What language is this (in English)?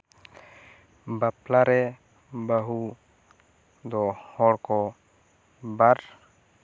Santali